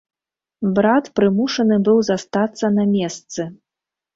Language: Belarusian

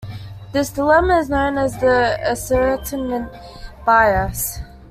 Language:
English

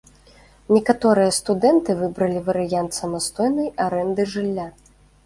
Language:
Belarusian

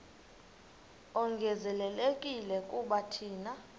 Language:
Xhosa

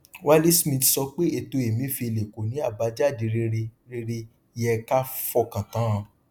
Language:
Yoruba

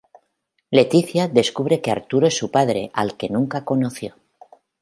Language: Spanish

